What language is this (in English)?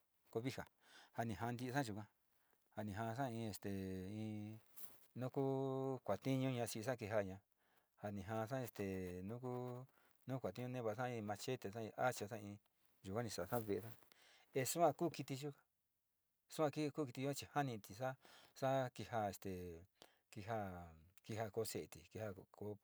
Sinicahua Mixtec